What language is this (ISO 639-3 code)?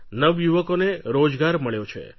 guj